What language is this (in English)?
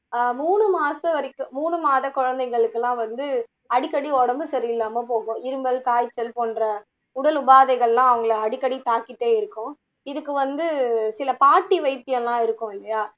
Tamil